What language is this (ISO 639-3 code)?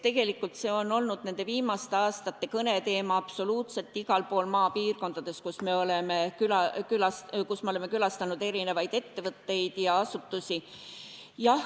est